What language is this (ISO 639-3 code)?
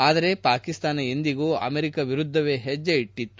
kan